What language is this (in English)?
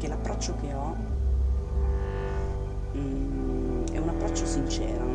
Italian